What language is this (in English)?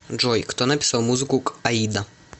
Russian